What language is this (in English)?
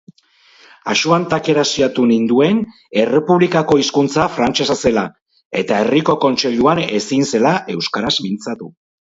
Basque